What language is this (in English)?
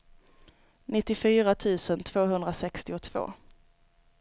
Swedish